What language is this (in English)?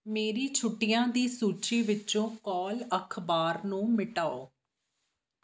Punjabi